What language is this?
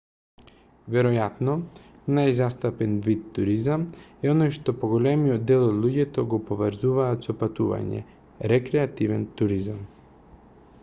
Macedonian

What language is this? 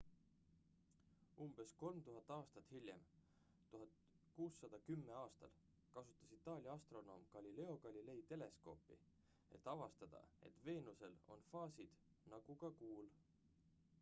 Estonian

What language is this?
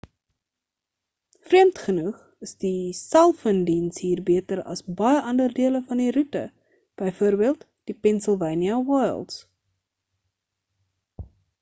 Afrikaans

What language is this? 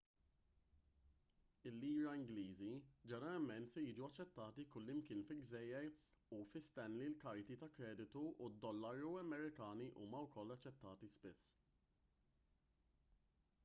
Maltese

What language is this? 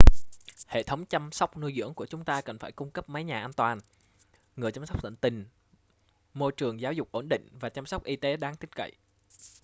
Vietnamese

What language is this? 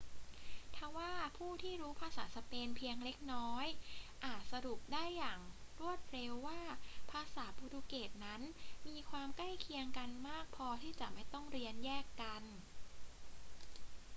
Thai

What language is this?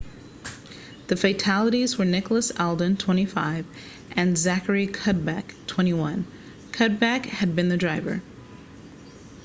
English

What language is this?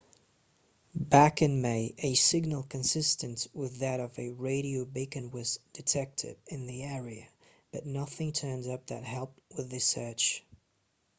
Kazakh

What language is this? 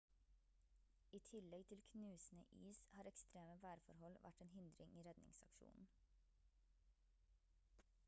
Norwegian Bokmål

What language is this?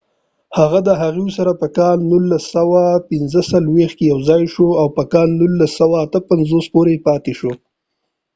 Pashto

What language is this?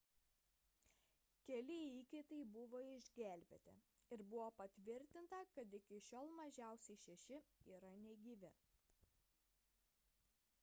Lithuanian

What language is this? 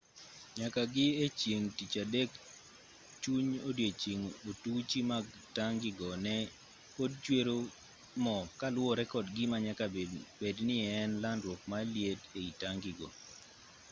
Luo (Kenya and Tanzania)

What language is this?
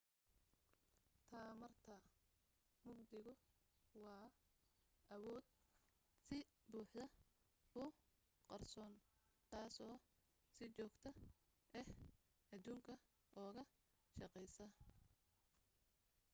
Somali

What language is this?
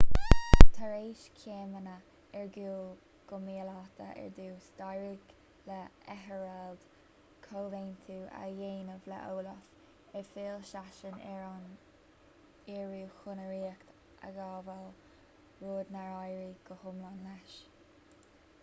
Irish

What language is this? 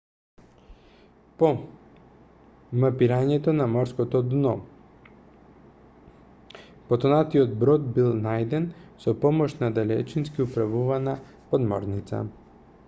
Macedonian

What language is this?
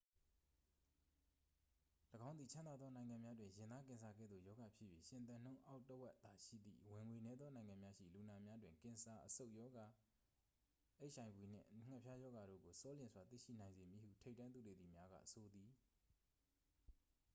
Burmese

